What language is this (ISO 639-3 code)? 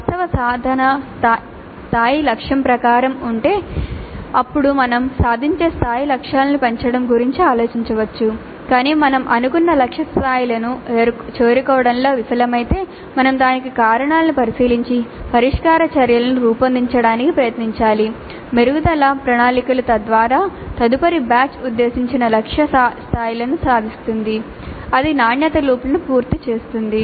tel